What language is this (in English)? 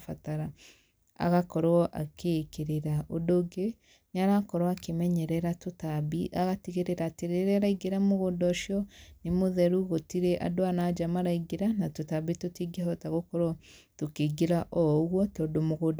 Kikuyu